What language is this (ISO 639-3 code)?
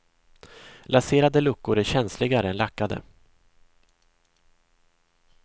swe